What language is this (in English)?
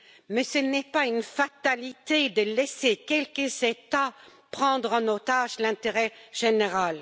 French